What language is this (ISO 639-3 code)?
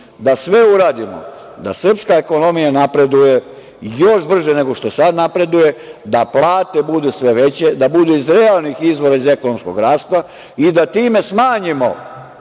srp